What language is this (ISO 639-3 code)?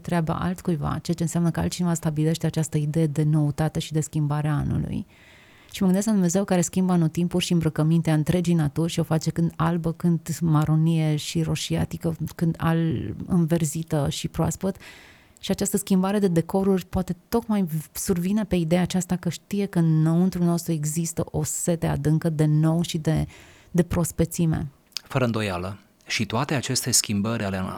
ron